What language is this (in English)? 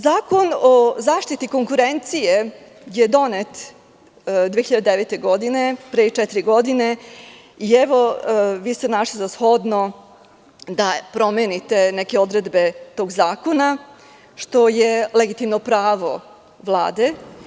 Serbian